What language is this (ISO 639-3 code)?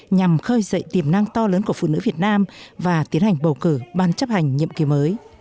vie